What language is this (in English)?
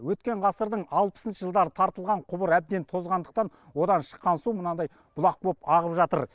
Kazakh